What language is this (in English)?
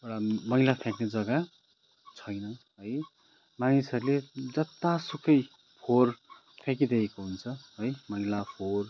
Nepali